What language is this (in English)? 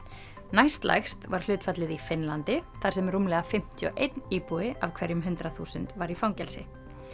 Icelandic